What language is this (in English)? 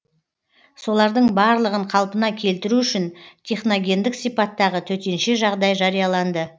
Kazakh